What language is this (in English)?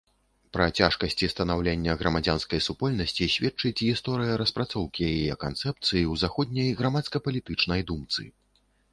Belarusian